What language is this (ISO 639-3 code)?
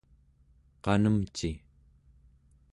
esu